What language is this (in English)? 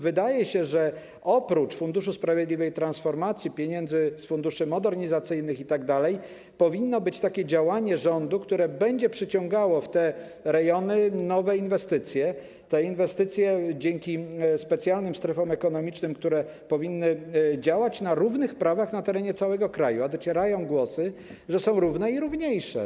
Polish